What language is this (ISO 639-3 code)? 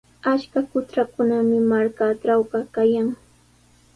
qws